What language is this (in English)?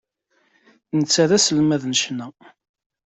Kabyle